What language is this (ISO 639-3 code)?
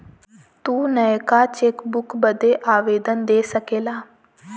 bho